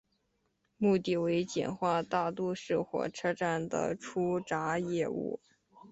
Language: Chinese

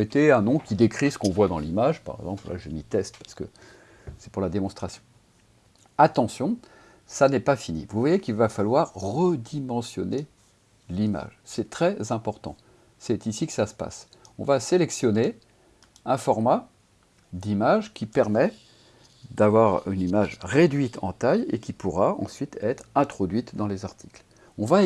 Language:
French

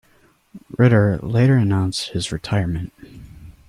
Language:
English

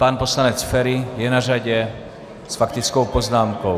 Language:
Czech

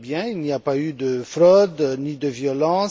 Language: French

